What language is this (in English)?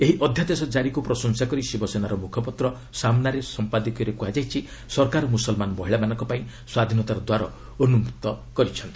Odia